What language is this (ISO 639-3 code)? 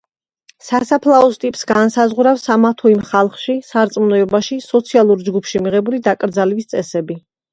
kat